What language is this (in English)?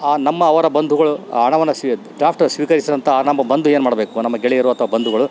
Kannada